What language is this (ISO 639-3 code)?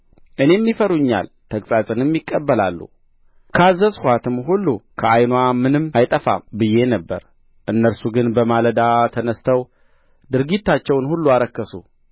amh